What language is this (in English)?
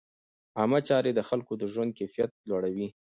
Pashto